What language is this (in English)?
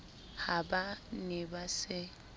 Southern Sotho